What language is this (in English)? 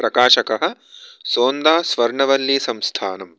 Sanskrit